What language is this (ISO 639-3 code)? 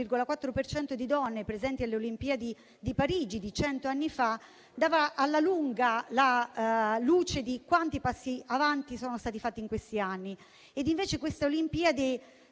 ita